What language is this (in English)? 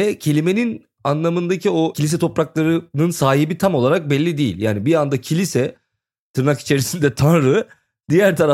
Turkish